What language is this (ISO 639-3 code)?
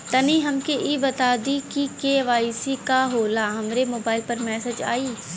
bho